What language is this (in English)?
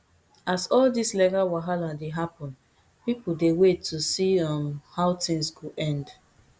Nigerian Pidgin